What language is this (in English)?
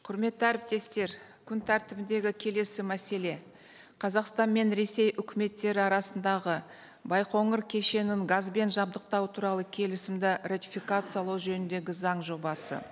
Kazakh